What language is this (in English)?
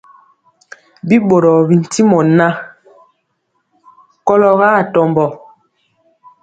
Mpiemo